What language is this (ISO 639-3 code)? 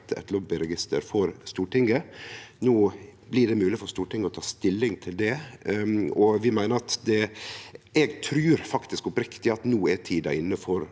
nor